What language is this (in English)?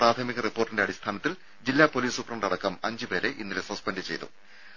Malayalam